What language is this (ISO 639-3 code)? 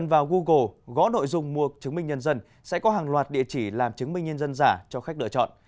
vie